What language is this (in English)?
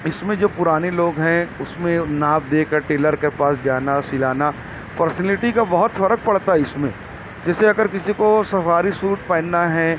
Urdu